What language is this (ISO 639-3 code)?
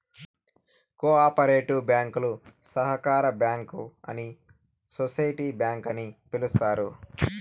tel